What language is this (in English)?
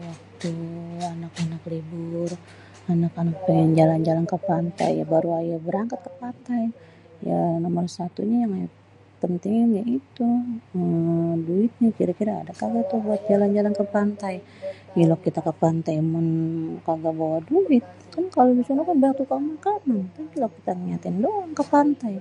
Betawi